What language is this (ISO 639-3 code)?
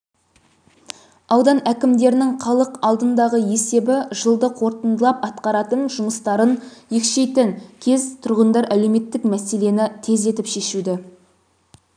kaz